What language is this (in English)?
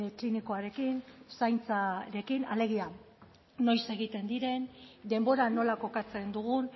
Basque